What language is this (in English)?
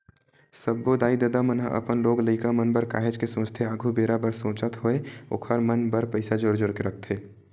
Chhattisgarhi